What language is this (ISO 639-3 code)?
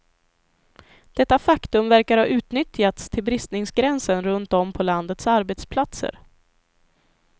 swe